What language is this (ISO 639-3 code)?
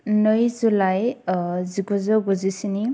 brx